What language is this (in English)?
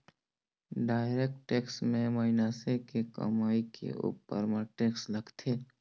Chhattisgarhi